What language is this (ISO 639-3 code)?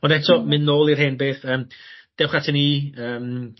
cym